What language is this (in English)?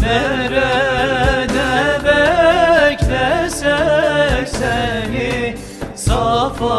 Turkish